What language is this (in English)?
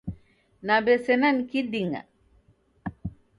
Taita